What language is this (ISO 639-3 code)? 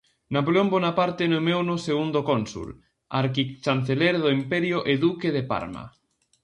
glg